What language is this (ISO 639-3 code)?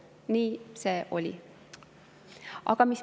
est